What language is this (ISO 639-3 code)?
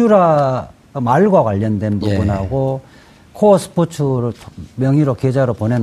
kor